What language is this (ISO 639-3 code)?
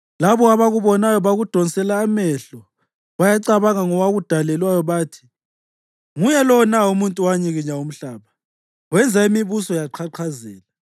nde